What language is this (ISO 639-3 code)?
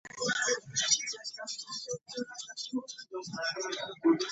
eng